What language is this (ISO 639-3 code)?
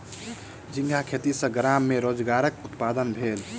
mai